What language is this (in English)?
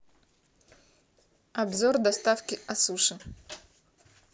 Russian